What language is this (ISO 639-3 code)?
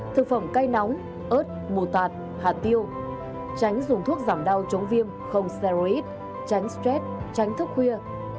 vie